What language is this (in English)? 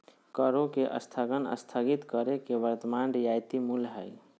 Magahi